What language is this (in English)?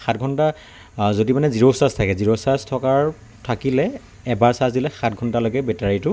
Assamese